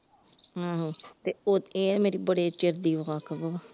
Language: Punjabi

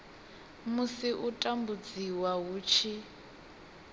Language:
Venda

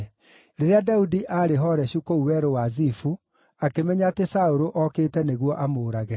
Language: Kikuyu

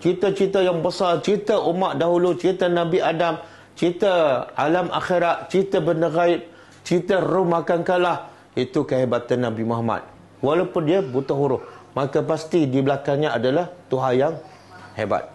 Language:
Malay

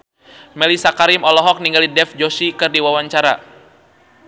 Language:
Sundanese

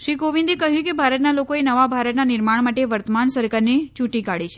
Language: Gujarati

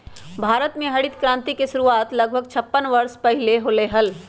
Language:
Magahi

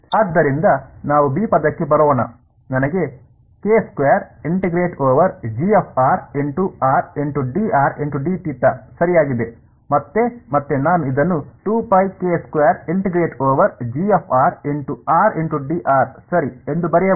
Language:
Kannada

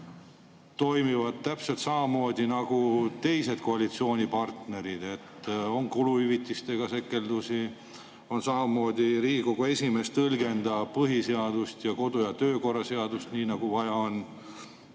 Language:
Estonian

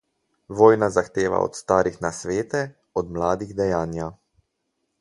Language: Slovenian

